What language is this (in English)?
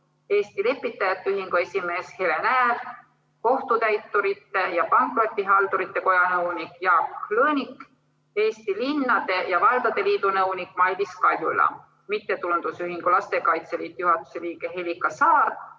Estonian